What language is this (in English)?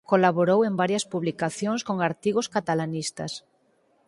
Galician